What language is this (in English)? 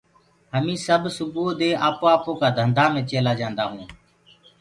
Gurgula